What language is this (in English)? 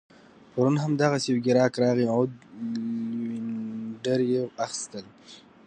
Pashto